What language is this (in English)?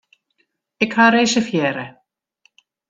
Western Frisian